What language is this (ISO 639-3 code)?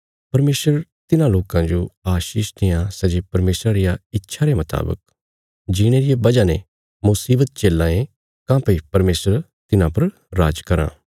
kfs